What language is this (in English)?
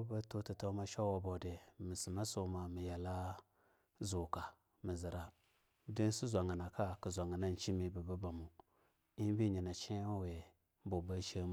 Longuda